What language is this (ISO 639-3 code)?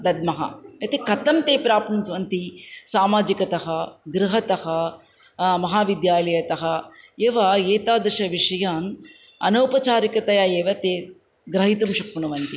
san